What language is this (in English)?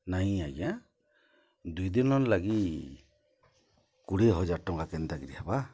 Odia